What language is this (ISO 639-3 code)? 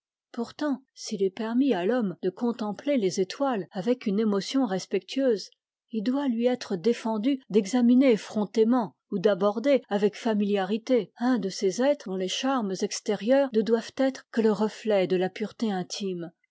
fra